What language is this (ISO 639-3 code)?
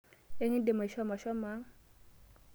mas